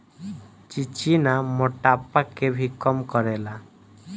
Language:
Bhojpuri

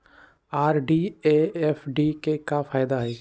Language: Magahi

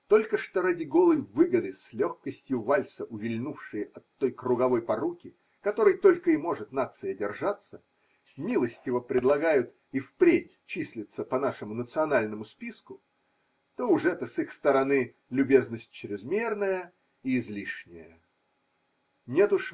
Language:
Russian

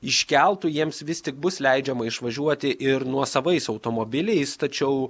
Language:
Lithuanian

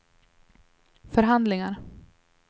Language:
Swedish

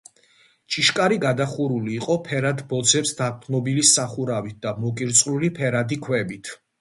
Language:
Georgian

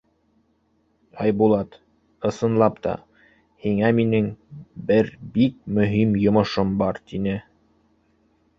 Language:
Bashkir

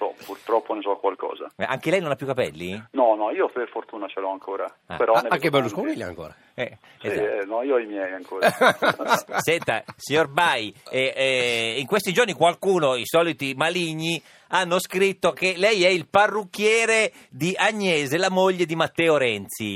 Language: Italian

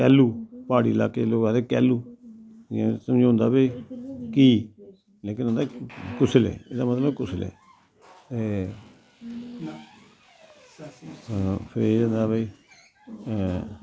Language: Dogri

